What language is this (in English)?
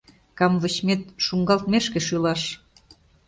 Mari